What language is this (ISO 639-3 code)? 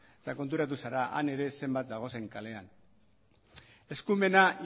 eus